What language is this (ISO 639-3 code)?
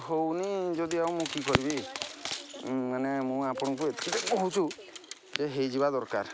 ori